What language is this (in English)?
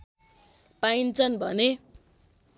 Nepali